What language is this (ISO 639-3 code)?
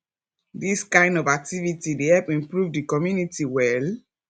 pcm